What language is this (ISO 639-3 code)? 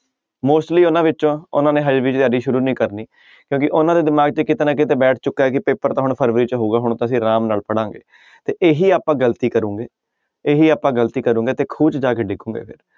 pan